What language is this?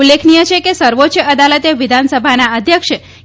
Gujarati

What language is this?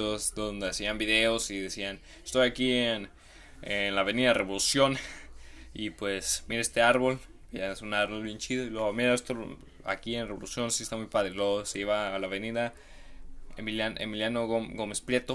Spanish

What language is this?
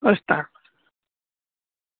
Gujarati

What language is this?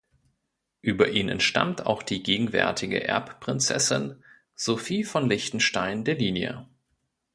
German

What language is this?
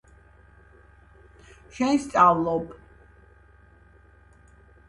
Georgian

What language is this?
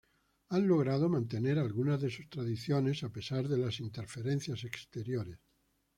Spanish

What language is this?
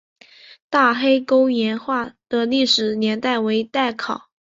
Chinese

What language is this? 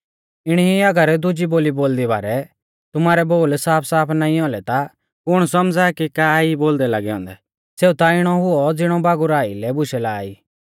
Mahasu Pahari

